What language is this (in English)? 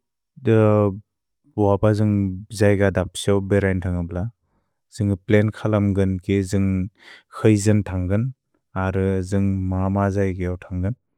Bodo